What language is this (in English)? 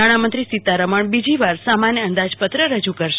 Gujarati